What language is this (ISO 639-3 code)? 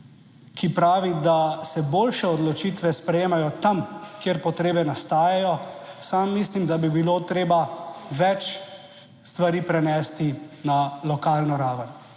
slv